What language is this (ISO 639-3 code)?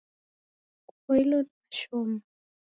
dav